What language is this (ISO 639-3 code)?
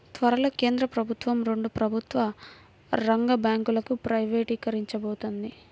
tel